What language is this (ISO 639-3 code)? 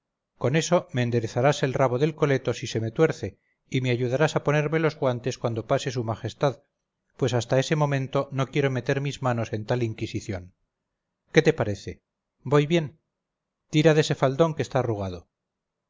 spa